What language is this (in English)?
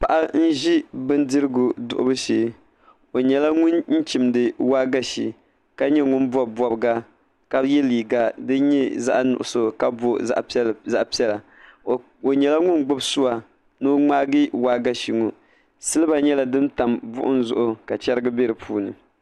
Dagbani